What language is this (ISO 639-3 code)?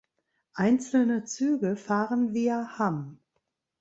deu